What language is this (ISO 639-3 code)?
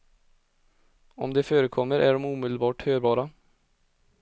swe